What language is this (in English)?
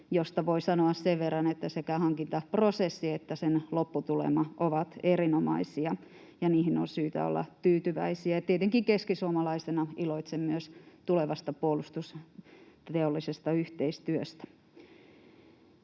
Finnish